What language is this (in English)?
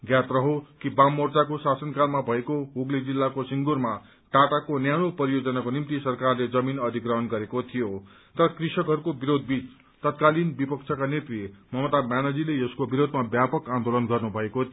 Nepali